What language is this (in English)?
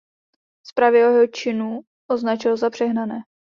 Czech